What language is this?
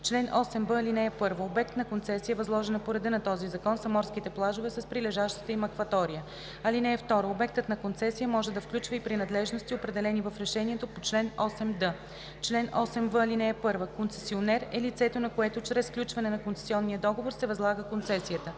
Bulgarian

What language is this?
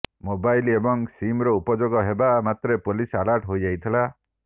Odia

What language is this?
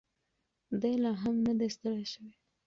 Pashto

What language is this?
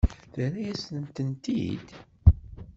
Kabyle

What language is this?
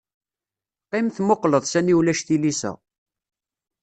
Kabyle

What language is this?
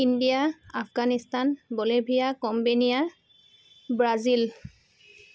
Assamese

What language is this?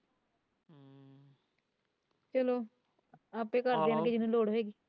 Punjabi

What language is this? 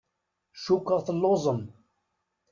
Kabyle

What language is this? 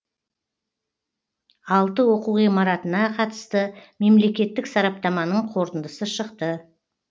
Kazakh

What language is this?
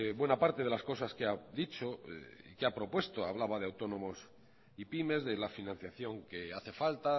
Spanish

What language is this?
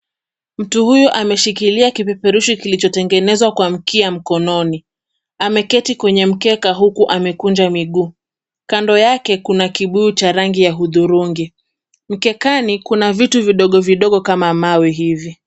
Swahili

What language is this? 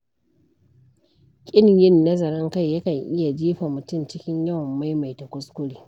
Hausa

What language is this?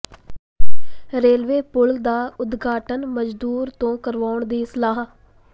Punjabi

